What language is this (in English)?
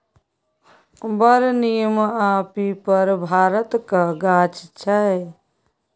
Maithili